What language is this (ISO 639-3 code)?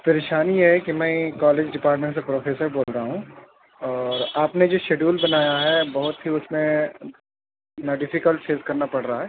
urd